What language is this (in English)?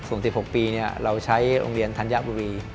Thai